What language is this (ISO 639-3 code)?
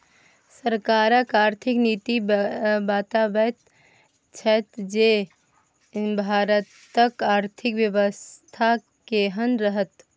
mai